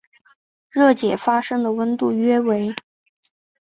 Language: Chinese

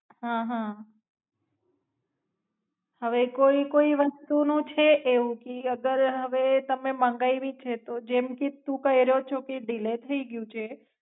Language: Gujarati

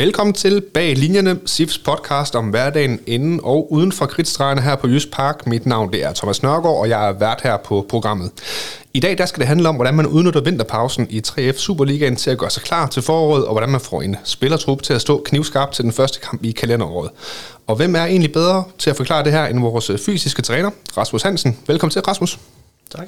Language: Danish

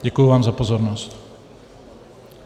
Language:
Czech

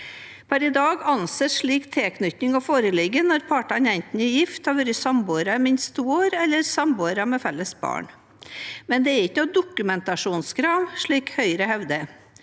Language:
Norwegian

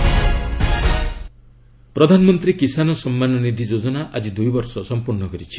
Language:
Odia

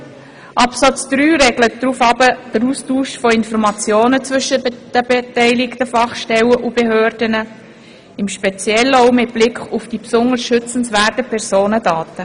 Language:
Swiss German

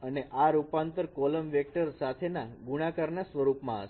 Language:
Gujarati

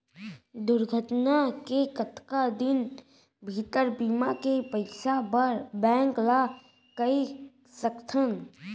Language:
Chhattisgarhi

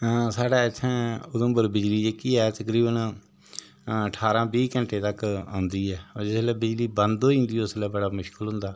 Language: Dogri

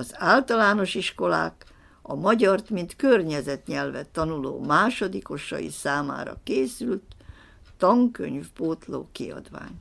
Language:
Hungarian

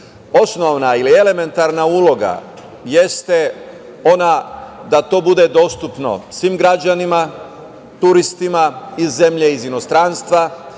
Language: Serbian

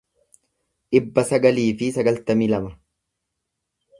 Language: Oromo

